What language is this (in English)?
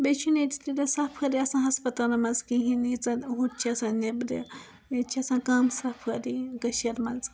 Kashmiri